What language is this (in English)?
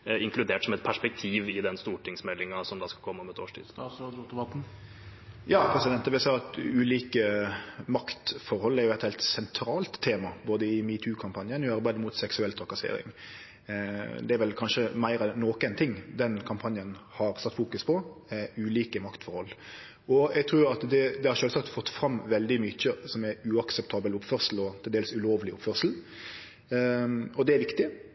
Norwegian